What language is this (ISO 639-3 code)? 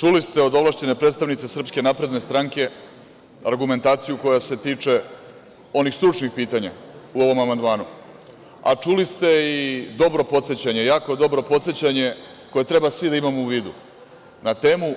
srp